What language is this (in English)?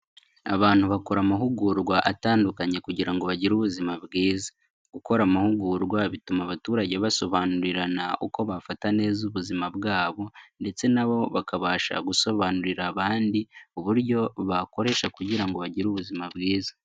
Kinyarwanda